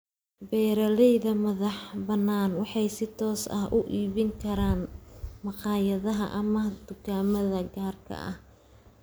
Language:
Somali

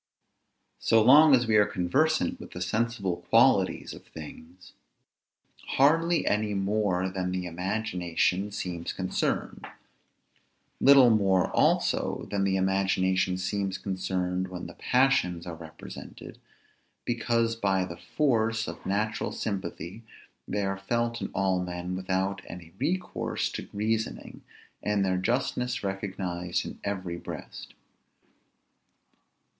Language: English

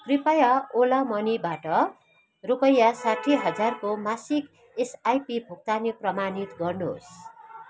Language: Nepali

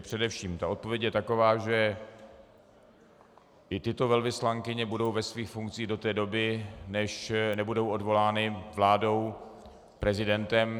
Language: Czech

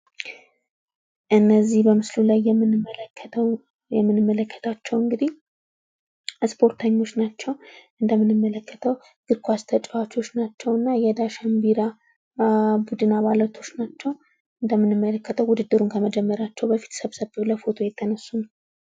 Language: Amharic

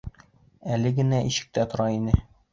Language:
Bashkir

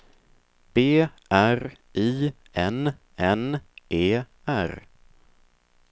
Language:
Swedish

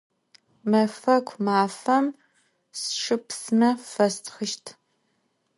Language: Adyghe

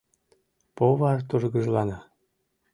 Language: Mari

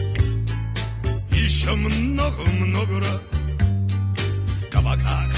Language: Russian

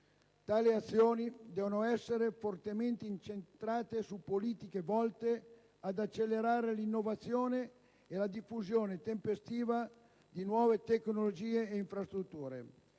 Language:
Italian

